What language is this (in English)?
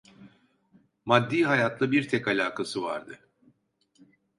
Turkish